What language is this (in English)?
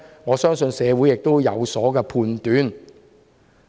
Cantonese